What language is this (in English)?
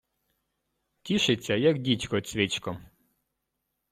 Ukrainian